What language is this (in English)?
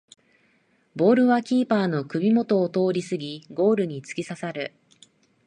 Japanese